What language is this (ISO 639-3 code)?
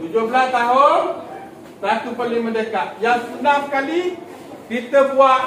msa